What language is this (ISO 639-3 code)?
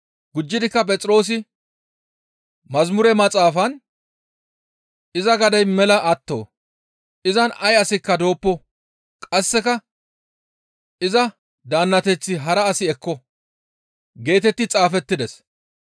gmv